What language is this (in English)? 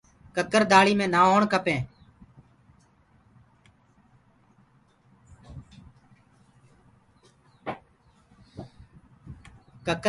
Gurgula